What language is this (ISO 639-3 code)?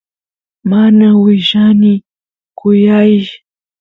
qus